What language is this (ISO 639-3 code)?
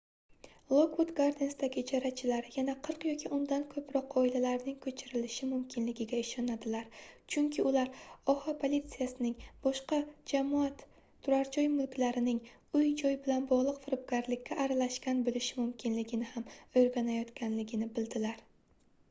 uzb